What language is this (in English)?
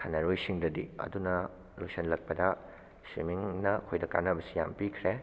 Manipuri